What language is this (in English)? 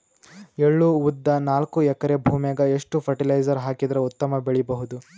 Kannada